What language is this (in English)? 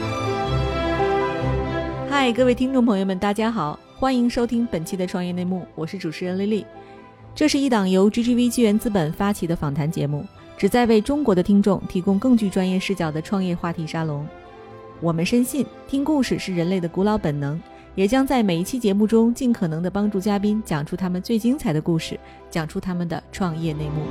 Chinese